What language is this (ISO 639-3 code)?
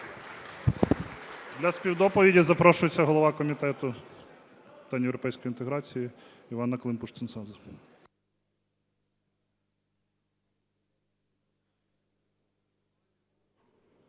ukr